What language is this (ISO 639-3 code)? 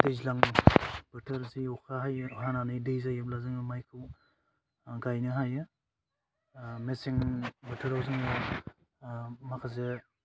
brx